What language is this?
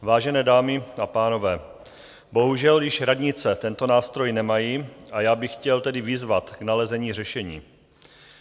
Czech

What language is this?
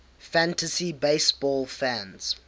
English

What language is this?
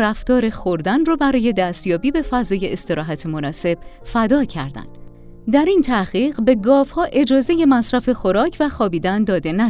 Persian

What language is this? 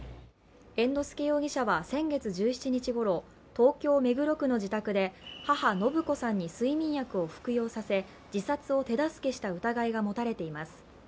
Japanese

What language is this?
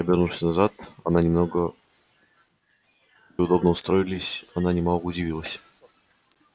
Russian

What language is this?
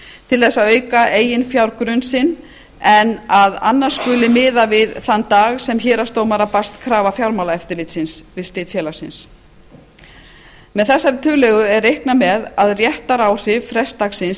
Icelandic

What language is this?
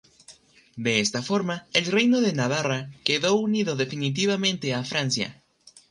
Spanish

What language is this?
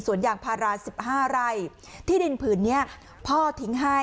Thai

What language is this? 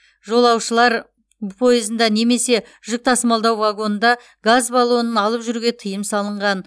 Kazakh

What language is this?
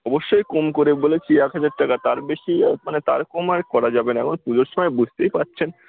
Bangla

